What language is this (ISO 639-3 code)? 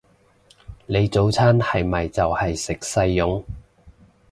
yue